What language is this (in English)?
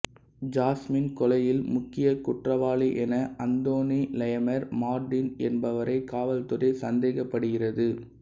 Tamil